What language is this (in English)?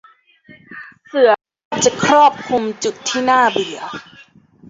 Thai